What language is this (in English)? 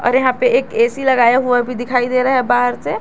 Hindi